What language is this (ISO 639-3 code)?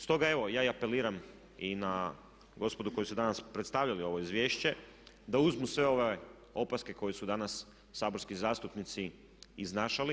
hrv